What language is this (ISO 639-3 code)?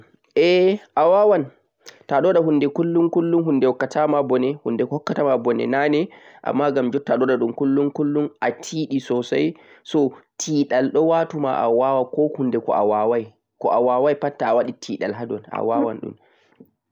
fuq